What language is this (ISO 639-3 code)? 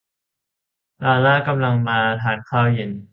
tha